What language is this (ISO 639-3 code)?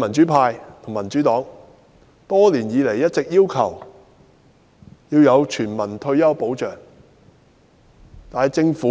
yue